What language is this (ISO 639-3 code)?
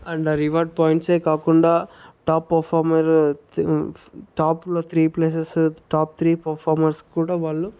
tel